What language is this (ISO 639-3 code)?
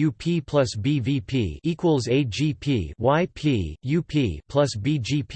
eng